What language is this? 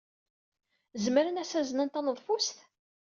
Kabyle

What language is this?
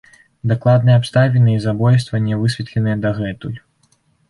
Belarusian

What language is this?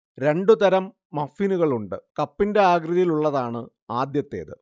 Malayalam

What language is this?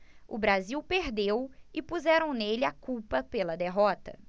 Portuguese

